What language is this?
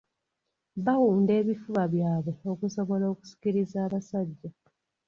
Ganda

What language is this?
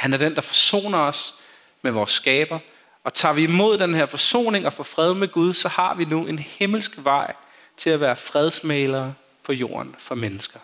Danish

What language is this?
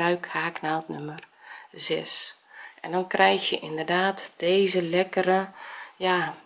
Dutch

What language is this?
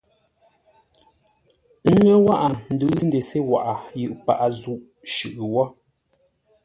Ngombale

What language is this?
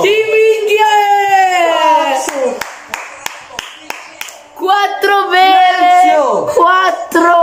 Italian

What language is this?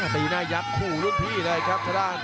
Thai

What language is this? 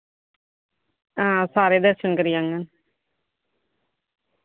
Dogri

